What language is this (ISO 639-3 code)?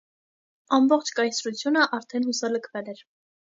hye